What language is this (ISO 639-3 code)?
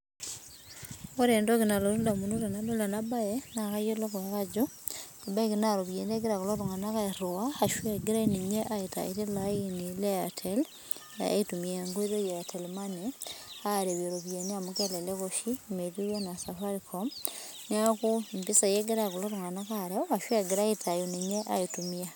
mas